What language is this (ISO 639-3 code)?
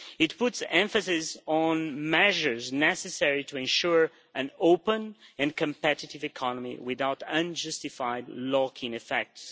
eng